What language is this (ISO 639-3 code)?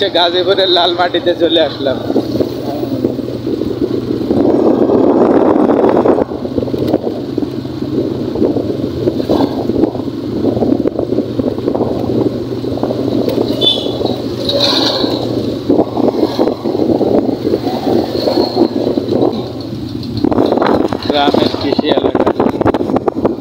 vie